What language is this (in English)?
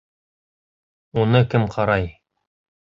Bashkir